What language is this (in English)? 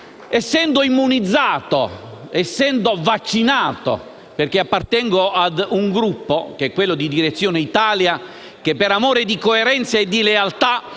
Italian